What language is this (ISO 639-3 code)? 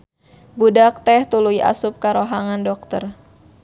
sun